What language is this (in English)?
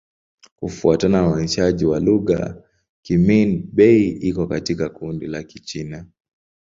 Swahili